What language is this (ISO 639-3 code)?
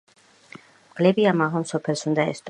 kat